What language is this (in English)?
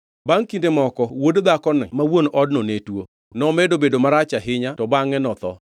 Luo (Kenya and Tanzania)